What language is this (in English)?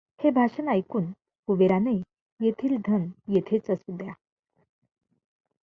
Marathi